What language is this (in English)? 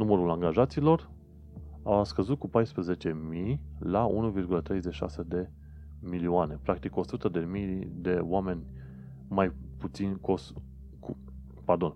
Romanian